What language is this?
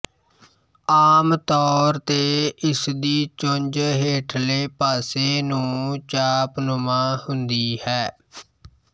Punjabi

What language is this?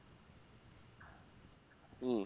Bangla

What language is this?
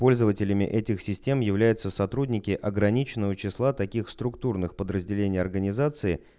Russian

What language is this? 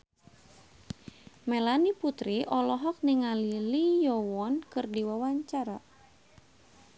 Sundanese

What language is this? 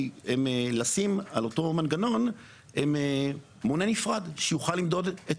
Hebrew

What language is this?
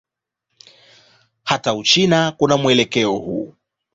Swahili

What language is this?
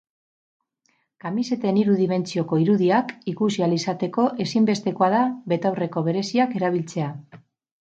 Basque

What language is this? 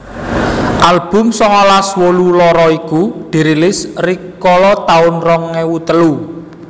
Javanese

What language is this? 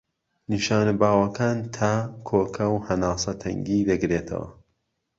Central Kurdish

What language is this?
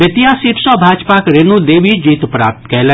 Maithili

